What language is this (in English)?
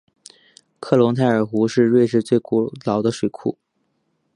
Chinese